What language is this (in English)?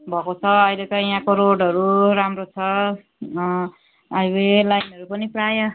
Nepali